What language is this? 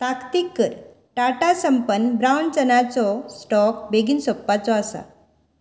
Konkani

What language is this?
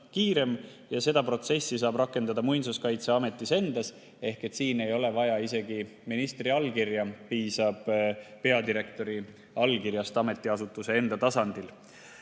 Estonian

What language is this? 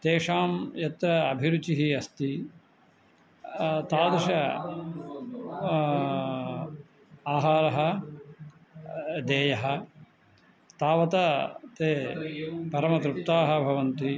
Sanskrit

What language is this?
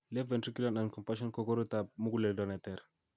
Kalenjin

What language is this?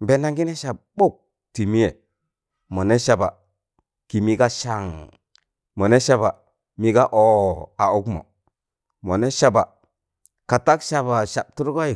Tangale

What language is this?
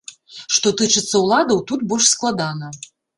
Belarusian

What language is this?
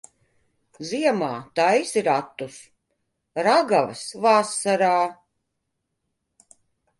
Latvian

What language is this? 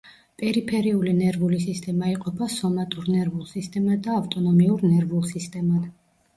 Georgian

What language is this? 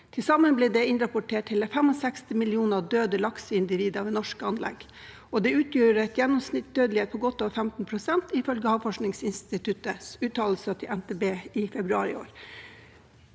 Norwegian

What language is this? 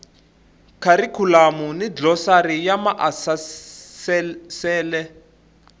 Tsonga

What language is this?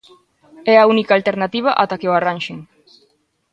Galician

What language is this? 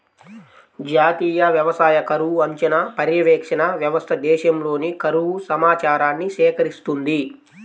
Telugu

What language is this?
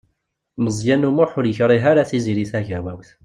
Kabyle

